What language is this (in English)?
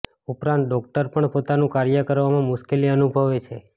Gujarati